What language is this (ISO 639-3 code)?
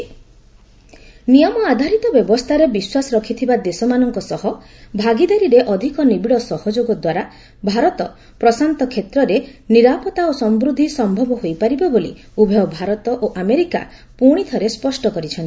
ori